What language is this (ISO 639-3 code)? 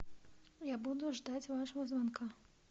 rus